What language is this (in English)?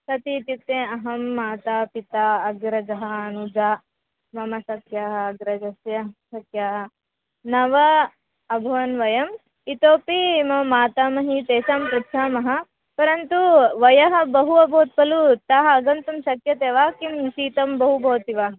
Sanskrit